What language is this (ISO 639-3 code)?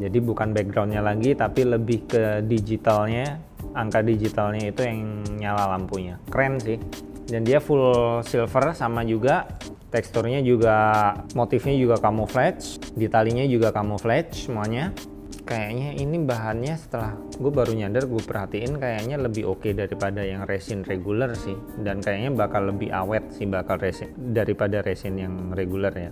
ind